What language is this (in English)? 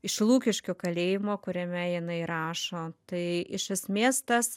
Lithuanian